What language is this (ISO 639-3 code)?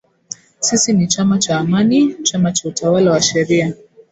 swa